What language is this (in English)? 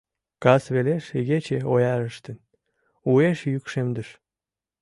Mari